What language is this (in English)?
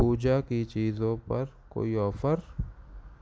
Urdu